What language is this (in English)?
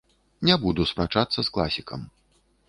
Belarusian